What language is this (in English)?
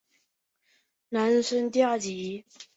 Chinese